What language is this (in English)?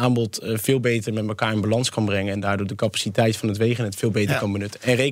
Dutch